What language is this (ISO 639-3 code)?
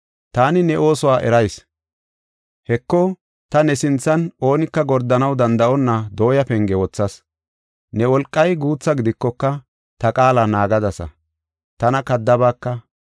gof